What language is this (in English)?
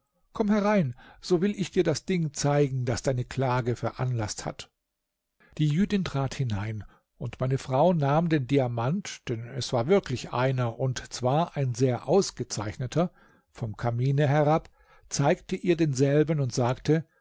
German